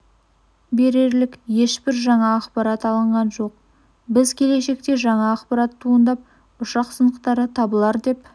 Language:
Kazakh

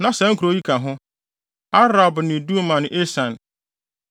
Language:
Akan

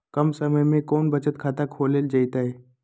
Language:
Magahi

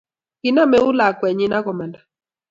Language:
Kalenjin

